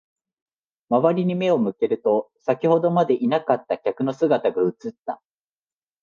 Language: Japanese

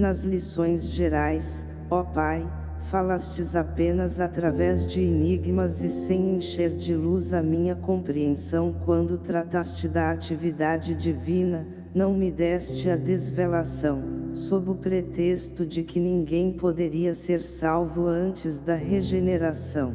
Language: Portuguese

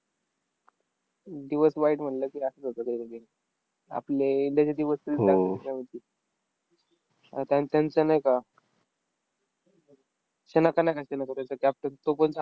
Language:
Marathi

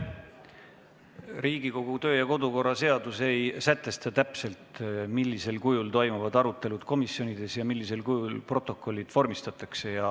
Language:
Estonian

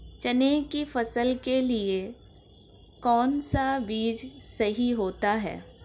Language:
Hindi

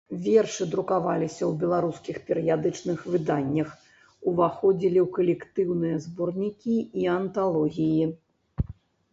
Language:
Belarusian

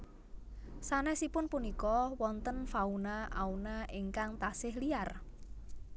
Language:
Javanese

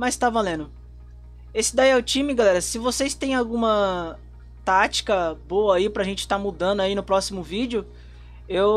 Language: Portuguese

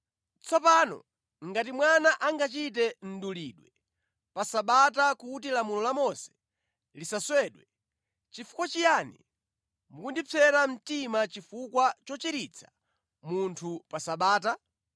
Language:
Nyanja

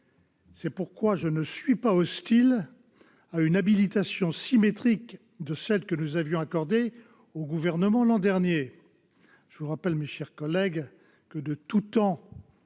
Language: French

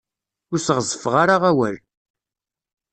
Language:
Kabyle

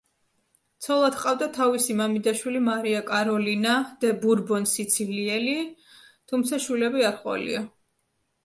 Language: Georgian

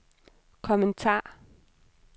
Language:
Danish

